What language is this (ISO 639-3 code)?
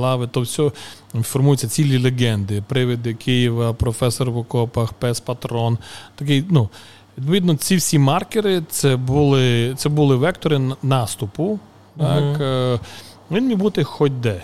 ukr